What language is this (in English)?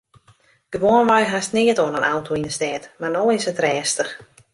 Western Frisian